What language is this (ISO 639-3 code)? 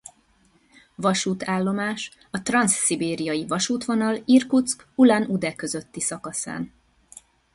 hun